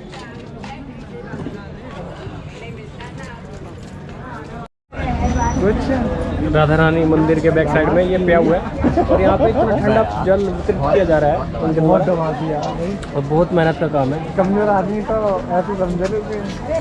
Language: Hindi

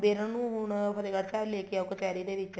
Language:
Punjabi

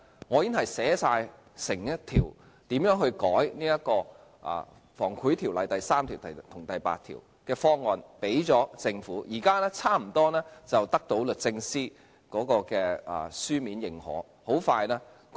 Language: Cantonese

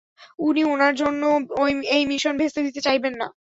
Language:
Bangla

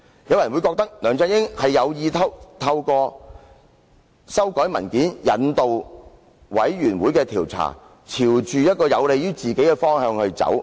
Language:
Cantonese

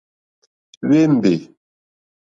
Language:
Mokpwe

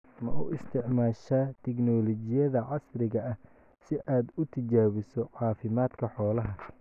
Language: Somali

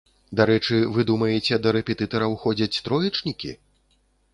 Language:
Belarusian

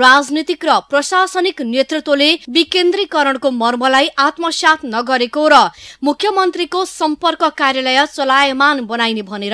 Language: Hindi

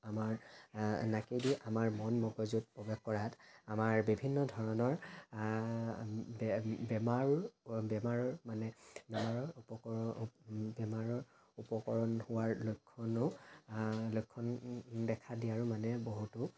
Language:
Assamese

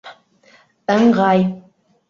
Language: Bashkir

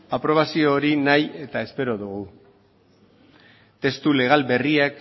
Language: Basque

